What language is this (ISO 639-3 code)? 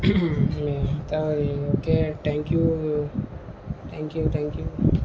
tel